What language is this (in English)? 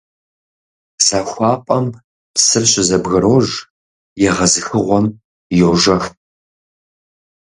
Kabardian